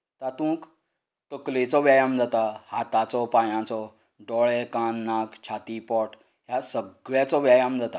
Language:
Konkani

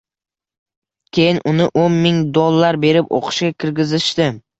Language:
Uzbek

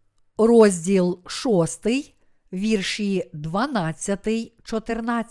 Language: Ukrainian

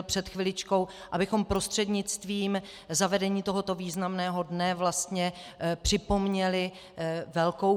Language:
Czech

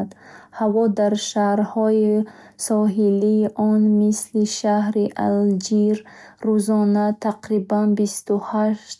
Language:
Bukharic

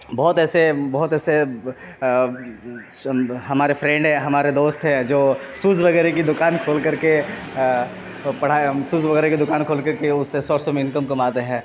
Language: Urdu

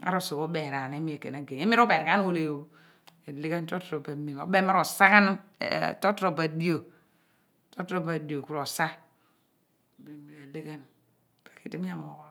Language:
Abua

